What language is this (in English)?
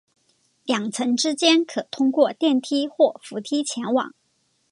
Chinese